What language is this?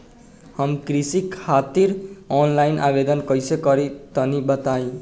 Bhojpuri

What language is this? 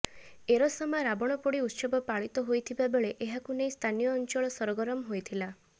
Odia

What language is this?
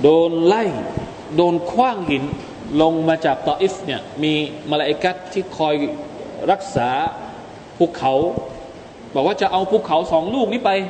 Thai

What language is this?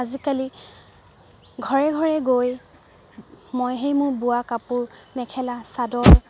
Assamese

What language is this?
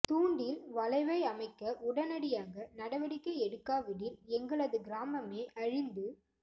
Tamil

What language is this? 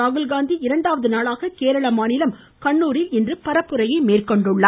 Tamil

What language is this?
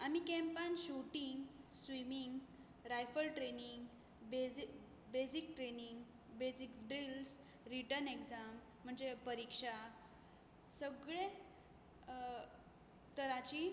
Konkani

